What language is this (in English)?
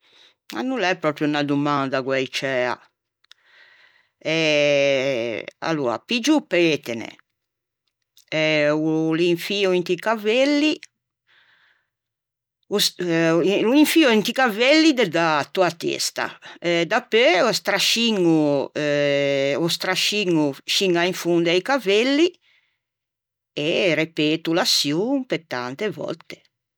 Ligurian